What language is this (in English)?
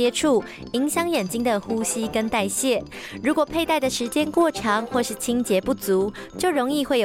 Chinese